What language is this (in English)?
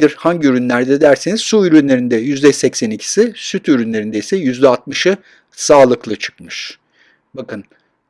Turkish